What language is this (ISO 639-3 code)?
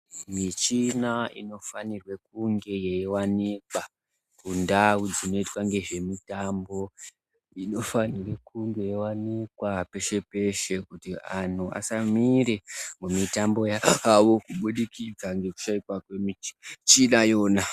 ndc